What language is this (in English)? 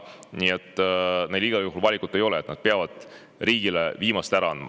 Estonian